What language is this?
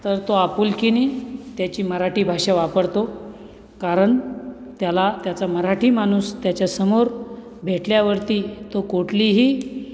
Marathi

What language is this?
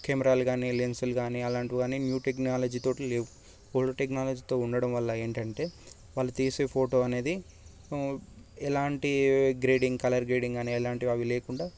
Telugu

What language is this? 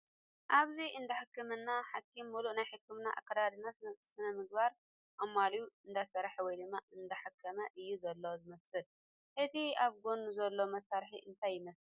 Tigrinya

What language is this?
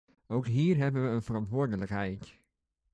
Dutch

